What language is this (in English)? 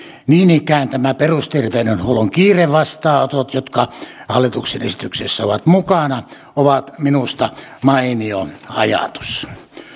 Finnish